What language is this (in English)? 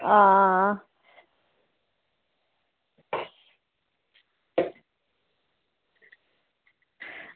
Dogri